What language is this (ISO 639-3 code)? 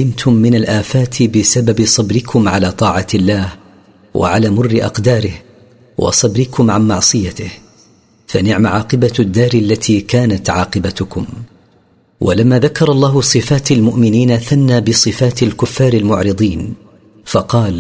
ara